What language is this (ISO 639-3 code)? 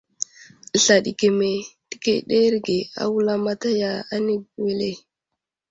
udl